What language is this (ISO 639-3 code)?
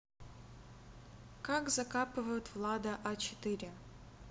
rus